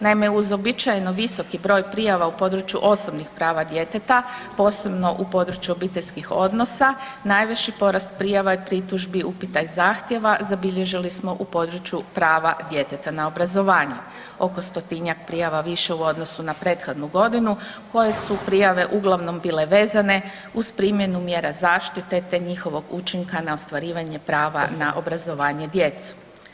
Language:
Croatian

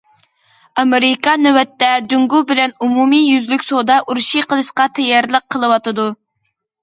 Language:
Uyghur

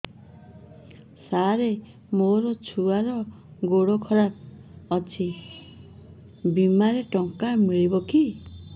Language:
Odia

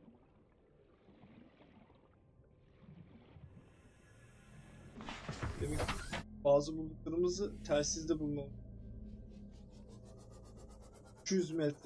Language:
Turkish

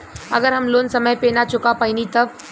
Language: Bhojpuri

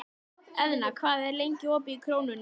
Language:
Icelandic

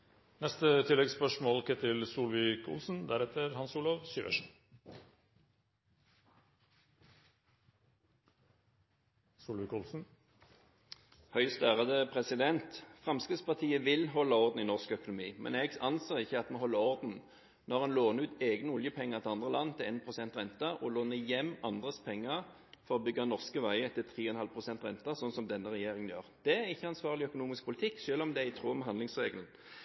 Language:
Norwegian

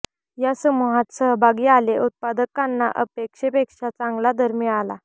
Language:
Marathi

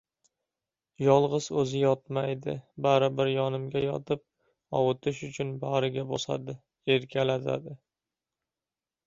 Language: Uzbek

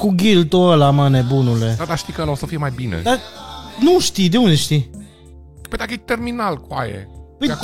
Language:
Romanian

